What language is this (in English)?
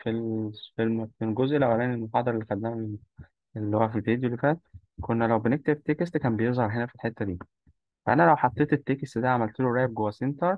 Arabic